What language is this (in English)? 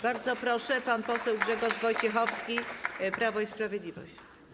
Polish